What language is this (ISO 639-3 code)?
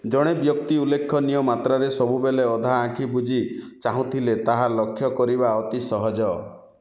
ori